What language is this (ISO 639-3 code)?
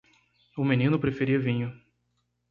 por